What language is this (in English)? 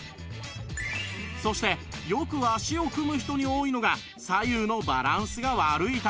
Japanese